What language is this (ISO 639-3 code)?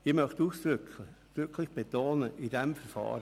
gsw